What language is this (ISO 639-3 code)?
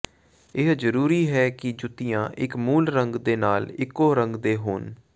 pan